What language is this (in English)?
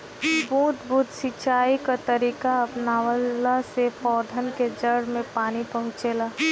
Bhojpuri